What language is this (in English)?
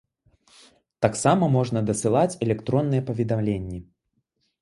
Belarusian